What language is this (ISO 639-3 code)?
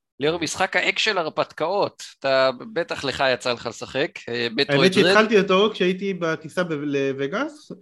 heb